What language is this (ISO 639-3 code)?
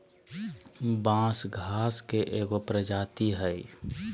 mag